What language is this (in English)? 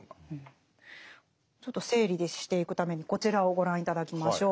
Japanese